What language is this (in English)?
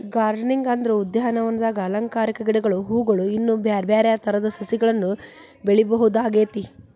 Kannada